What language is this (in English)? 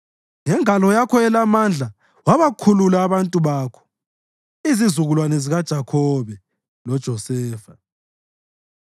North Ndebele